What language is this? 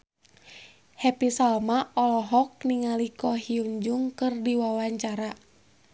Sundanese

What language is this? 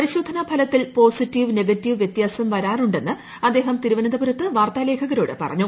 Malayalam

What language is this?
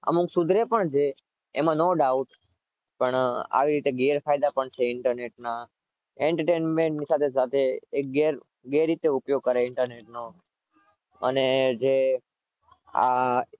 Gujarati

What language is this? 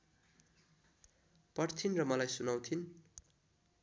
Nepali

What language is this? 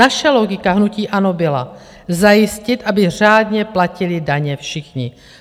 Czech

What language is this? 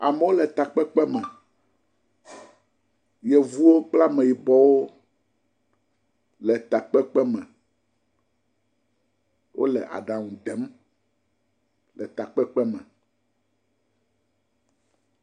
Ewe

